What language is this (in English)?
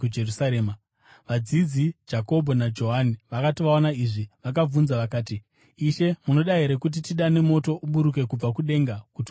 Shona